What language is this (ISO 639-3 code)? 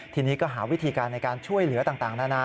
tha